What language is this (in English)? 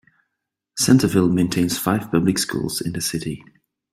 English